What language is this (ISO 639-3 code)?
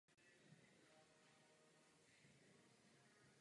ces